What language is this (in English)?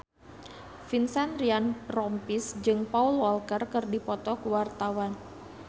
Sundanese